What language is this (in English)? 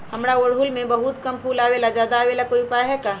Magahi